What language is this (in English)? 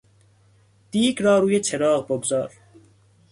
Persian